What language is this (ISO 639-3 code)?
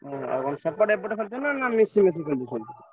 ori